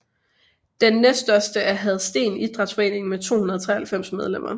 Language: Danish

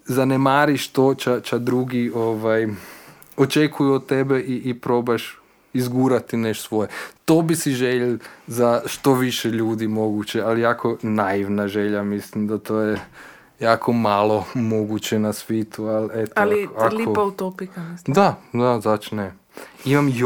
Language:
Croatian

